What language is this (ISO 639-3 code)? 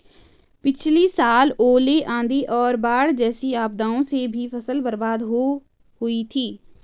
hin